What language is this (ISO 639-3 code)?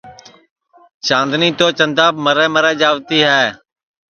ssi